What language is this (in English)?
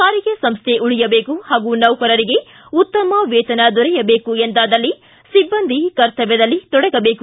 Kannada